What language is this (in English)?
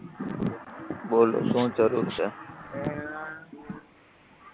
Gujarati